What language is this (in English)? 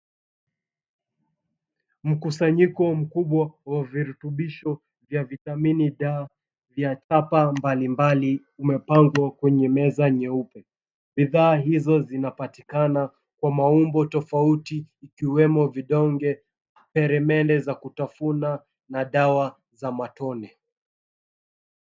Swahili